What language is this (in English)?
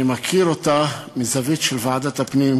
Hebrew